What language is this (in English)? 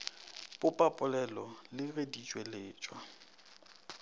Northern Sotho